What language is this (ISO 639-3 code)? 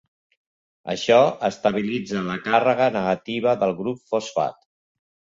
cat